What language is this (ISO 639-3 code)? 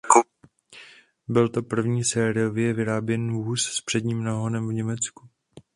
ces